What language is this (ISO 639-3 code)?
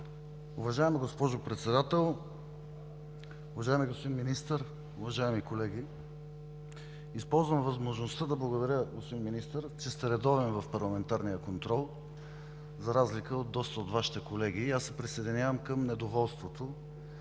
bul